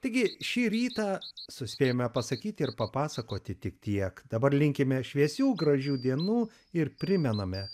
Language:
Lithuanian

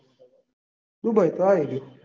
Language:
Gujarati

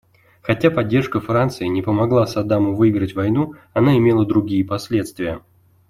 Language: Russian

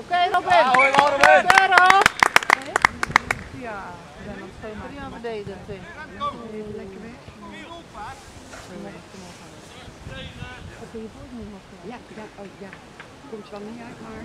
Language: Dutch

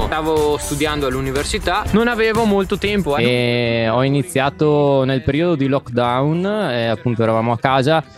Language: Italian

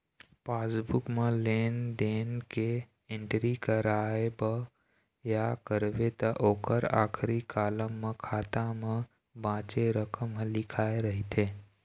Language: Chhattisgarhi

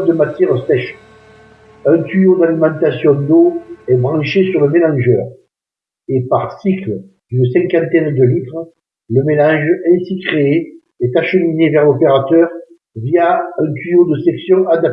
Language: French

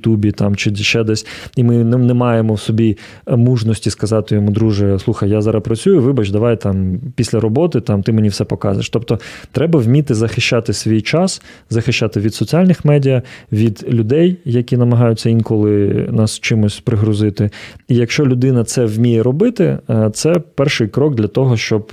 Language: Ukrainian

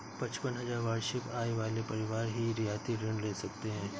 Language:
Hindi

